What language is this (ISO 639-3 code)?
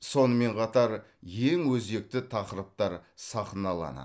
kaz